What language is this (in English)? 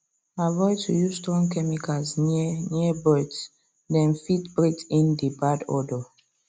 Nigerian Pidgin